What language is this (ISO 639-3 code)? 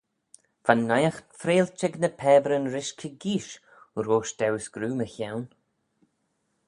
glv